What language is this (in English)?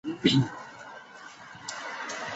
Chinese